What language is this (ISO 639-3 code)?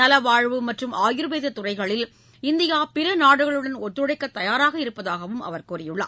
tam